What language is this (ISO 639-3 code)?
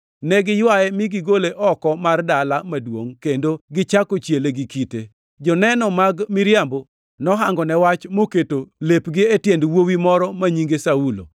luo